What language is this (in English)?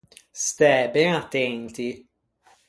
Ligurian